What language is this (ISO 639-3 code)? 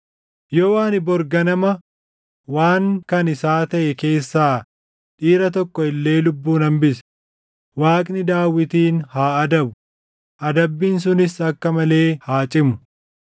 orm